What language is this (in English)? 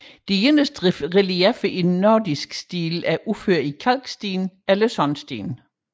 Danish